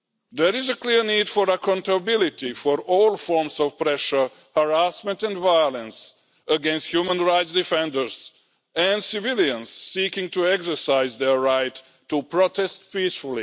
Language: English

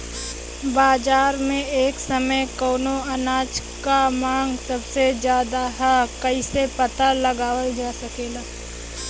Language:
Bhojpuri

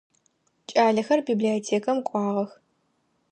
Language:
Adyghe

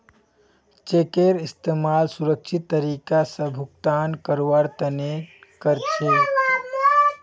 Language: Magahi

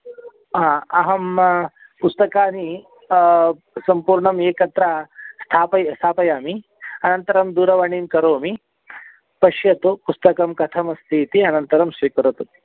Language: Sanskrit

